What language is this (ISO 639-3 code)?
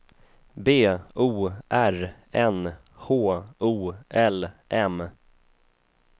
swe